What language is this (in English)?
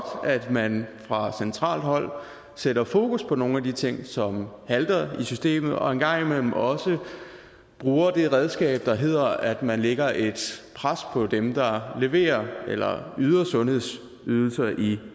Danish